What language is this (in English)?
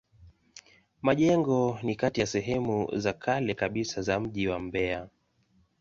Swahili